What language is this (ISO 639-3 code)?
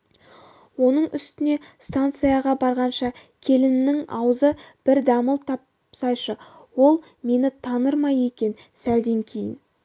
kaz